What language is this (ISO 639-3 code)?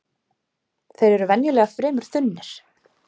isl